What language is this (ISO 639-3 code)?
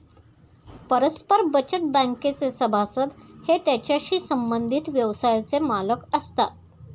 mar